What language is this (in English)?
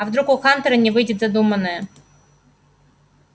Russian